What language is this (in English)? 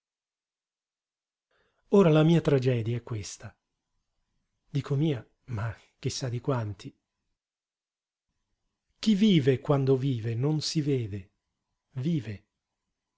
Italian